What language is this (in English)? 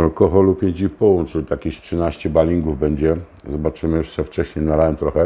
Polish